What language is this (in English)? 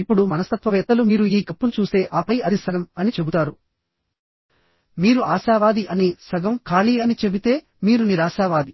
Telugu